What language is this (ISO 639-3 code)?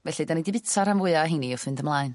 cym